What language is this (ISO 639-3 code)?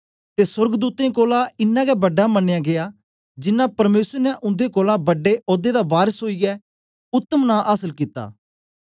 doi